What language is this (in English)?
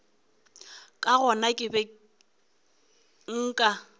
Northern Sotho